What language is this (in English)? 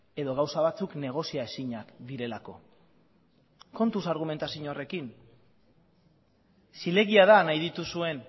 Basque